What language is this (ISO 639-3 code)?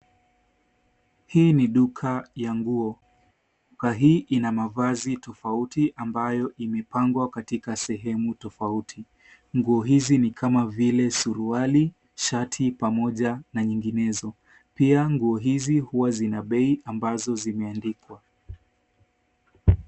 swa